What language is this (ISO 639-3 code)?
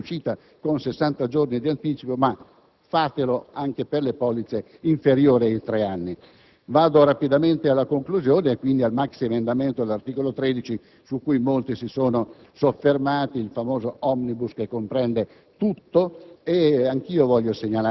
ita